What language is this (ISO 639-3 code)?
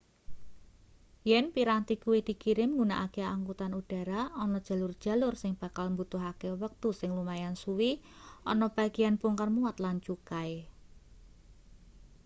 jav